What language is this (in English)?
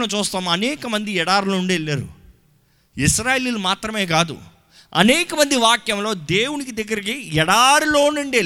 Telugu